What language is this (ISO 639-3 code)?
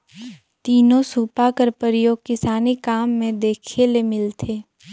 hne